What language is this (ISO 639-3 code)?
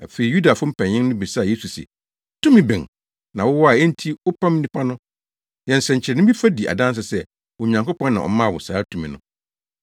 aka